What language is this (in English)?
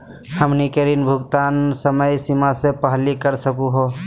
Magahi